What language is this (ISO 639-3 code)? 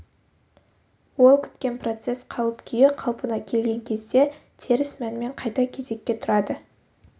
kaz